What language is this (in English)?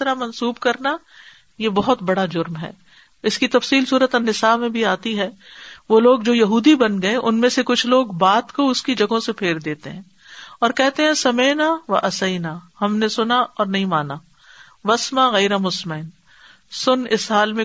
Urdu